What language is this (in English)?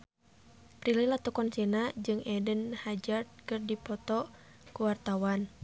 Sundanese